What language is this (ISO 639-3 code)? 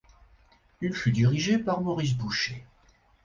fra